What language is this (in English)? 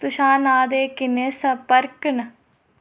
Dogri